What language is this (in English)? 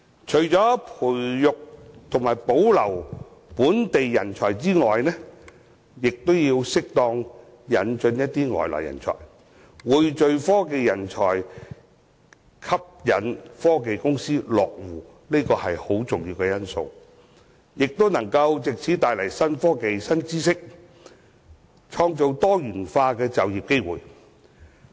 Cantonese